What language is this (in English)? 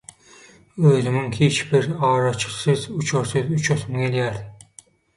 Turkmen